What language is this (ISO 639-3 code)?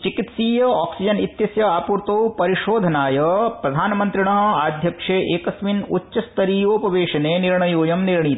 san